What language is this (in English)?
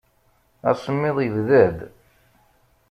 Kabyle